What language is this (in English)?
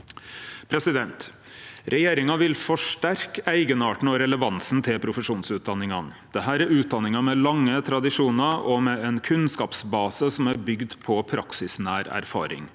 Norwegian